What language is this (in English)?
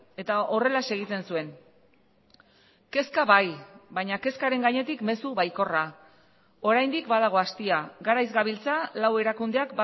Basque